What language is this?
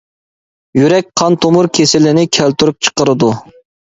Uyghur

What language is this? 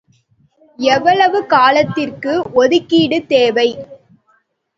Tamil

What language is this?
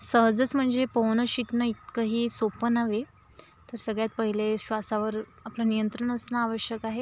Marathi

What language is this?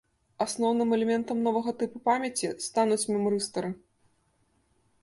Belarusian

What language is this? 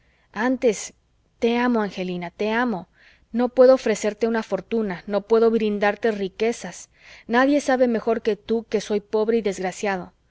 Spanish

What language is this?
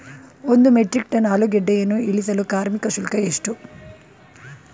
Kannada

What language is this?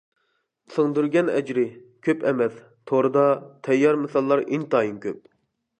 Uyghur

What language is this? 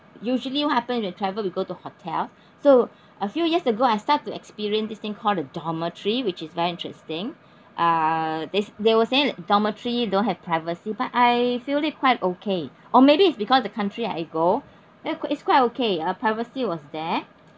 English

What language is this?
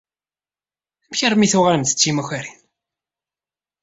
Kabyle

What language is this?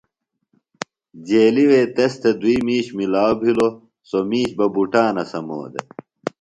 Phalura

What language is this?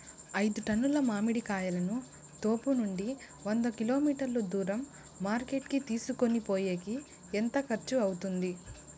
Telugu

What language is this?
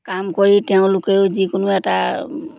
Assamese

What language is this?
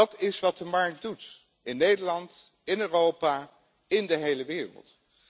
Dutch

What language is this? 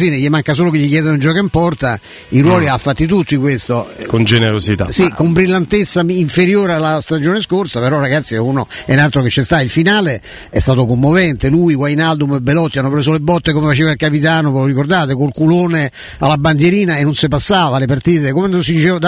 Italian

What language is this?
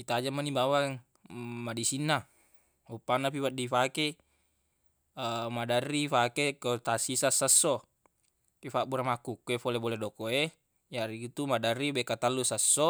Buginese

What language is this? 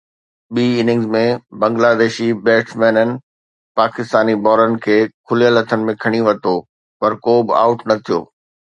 Sindhi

